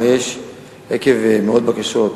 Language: Hebrew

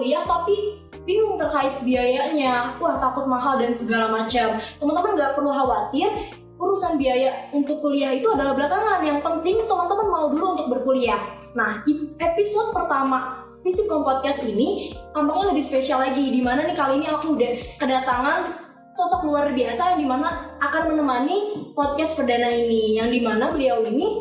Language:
Indonesian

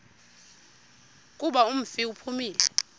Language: Xhosa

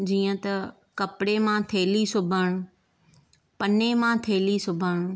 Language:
Sindhi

